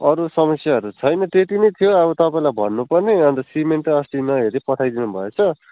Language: Nepali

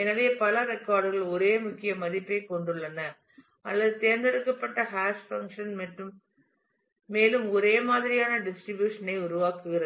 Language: Tamil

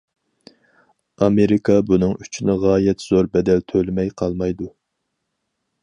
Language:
Uyghur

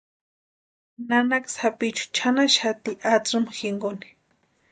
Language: Western Highland Purepecha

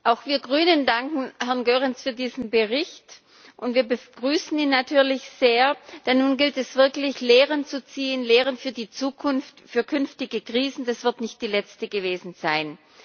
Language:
German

